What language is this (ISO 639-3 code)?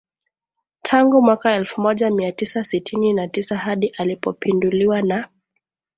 swa